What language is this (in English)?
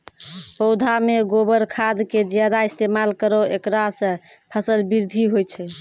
Maithili